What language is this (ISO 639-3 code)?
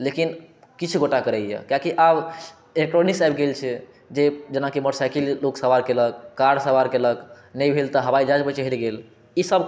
mai